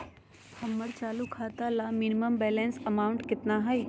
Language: Magahi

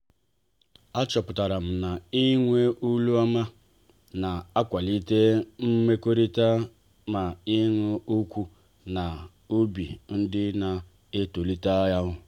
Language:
Igbo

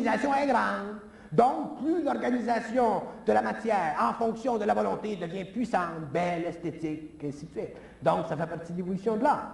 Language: French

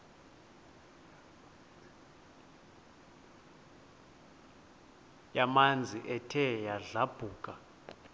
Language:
Xhosa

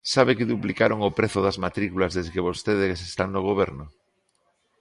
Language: Galician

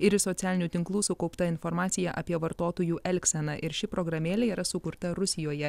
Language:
Lithuanian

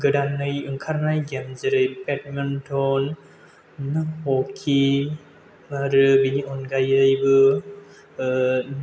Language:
Bodo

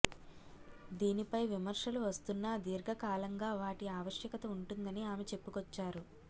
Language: Telugu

